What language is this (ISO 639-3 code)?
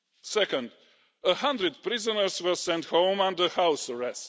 eng